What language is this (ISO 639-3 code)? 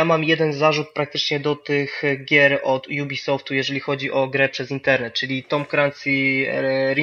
pol